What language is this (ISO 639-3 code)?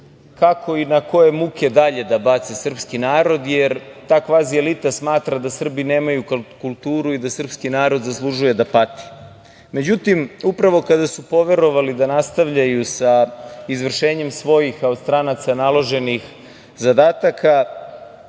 srp